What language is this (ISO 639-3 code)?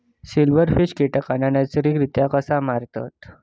mar